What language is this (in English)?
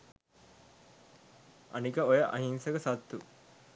Sinhala